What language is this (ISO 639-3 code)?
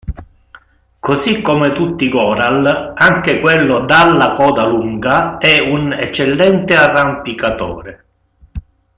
ita